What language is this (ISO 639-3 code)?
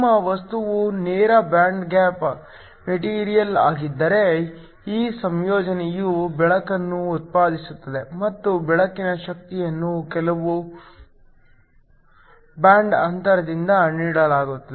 kan